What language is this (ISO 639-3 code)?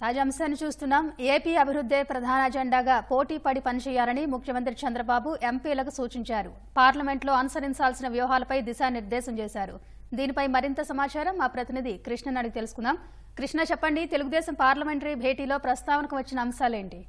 tel